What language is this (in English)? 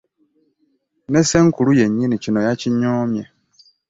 Ganda